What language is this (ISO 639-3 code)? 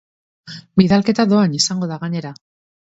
eus